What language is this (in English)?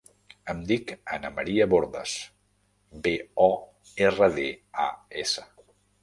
Catalan